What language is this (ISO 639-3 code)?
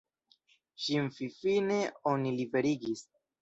epo